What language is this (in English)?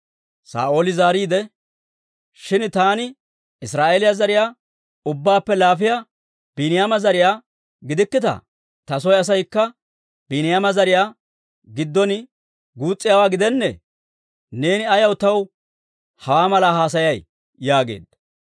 Dawro